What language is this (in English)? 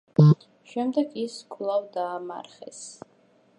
Georgian